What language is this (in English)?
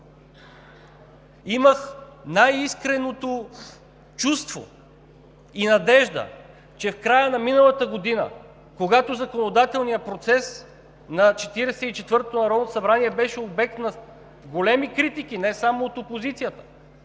Bulgarian